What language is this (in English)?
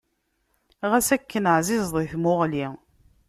Kabyle